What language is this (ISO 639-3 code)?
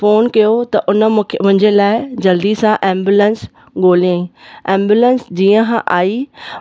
snd